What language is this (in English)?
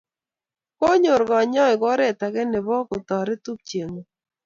Kalenjin